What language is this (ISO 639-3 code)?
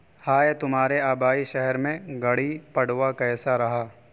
urd